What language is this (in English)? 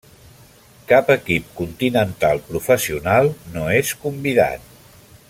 Catalan